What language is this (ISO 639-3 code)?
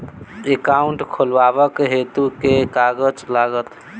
mai